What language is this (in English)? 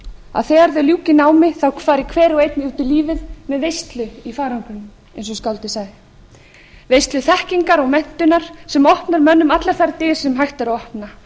Icelandic